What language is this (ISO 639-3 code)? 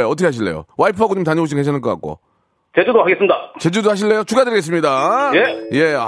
kor